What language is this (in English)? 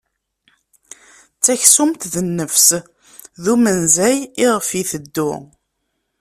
Kabyle